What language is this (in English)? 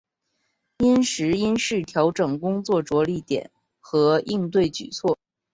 Chinese